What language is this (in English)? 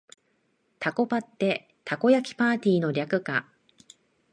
Japanese